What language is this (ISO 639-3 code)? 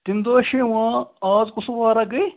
kas